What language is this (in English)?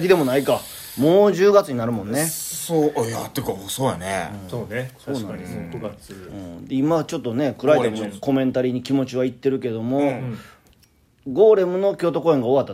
Japanese